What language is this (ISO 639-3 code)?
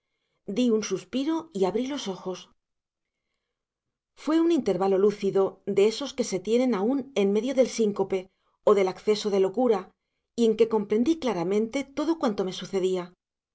spa